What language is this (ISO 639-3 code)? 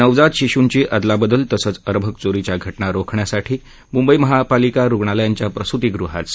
mar